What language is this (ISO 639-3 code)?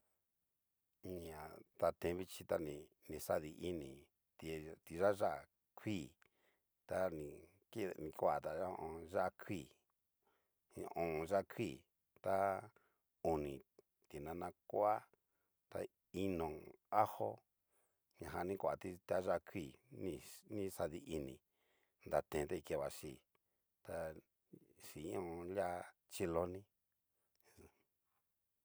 miu